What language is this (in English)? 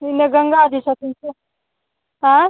Maithili